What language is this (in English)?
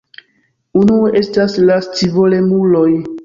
Esperanto